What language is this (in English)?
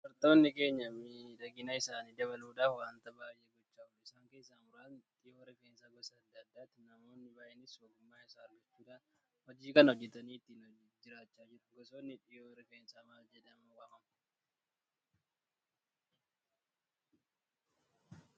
Oromo